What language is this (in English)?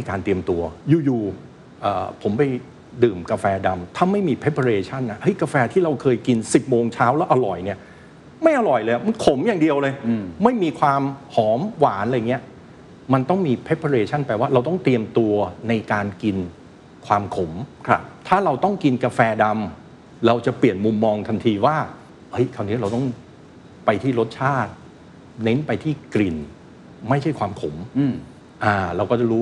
Thai